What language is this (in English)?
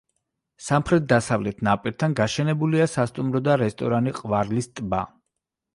Georgian